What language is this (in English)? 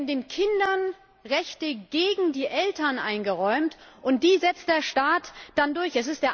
German